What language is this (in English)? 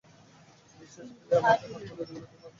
Bangla